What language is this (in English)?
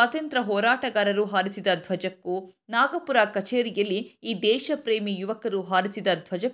Kannada